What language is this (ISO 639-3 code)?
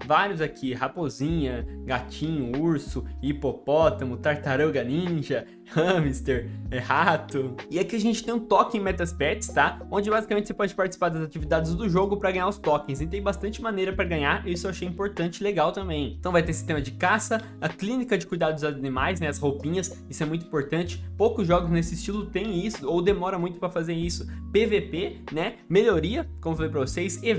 por